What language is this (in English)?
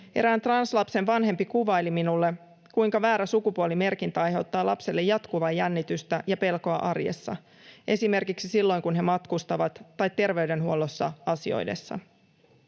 Finnish